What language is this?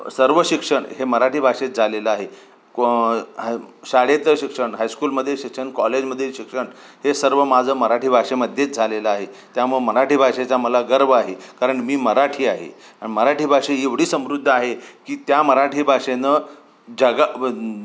Marathi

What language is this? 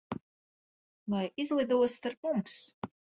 Latvian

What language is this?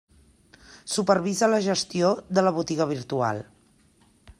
Catalan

